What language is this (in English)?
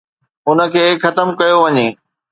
Sindhi